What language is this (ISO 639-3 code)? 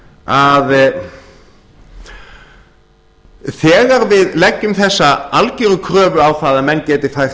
isl